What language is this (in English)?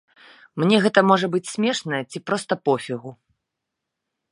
Belarusian